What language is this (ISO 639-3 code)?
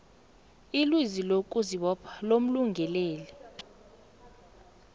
nbl